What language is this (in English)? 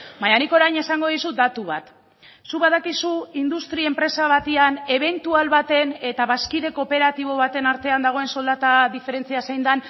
Basque